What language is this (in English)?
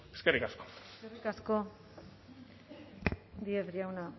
Basque